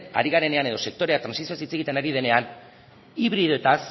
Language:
Basque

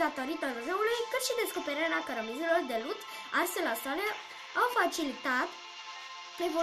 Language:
Romanian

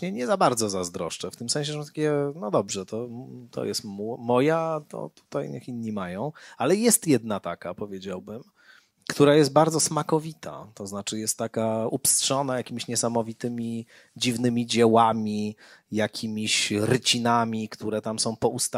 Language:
Polish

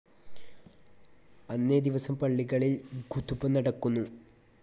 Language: Malayalam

